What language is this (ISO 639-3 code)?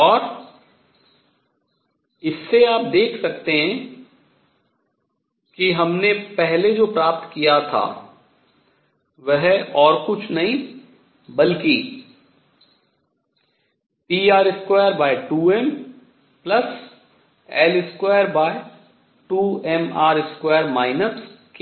hin